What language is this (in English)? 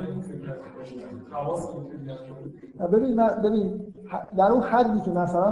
Persian